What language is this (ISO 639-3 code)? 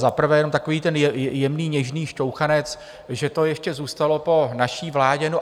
ces